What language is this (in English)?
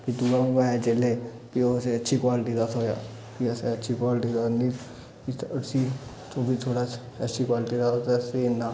Dogri